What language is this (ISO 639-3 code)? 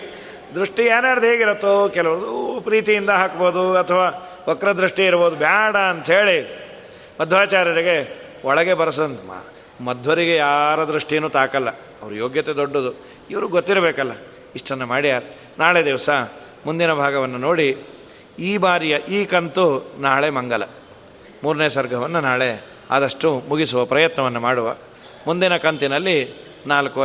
kan